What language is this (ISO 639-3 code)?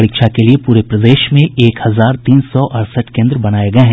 hin